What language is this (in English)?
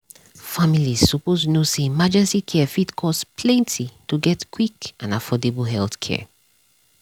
Nigerian Pidgin